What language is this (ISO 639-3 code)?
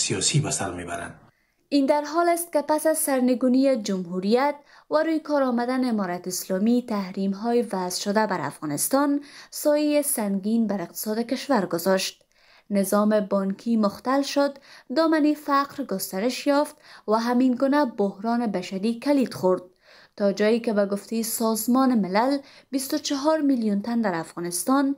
fas